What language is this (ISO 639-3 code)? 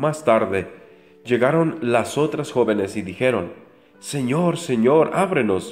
spa